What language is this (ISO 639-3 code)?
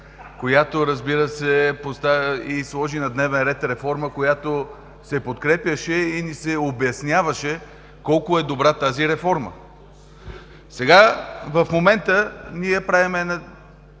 bul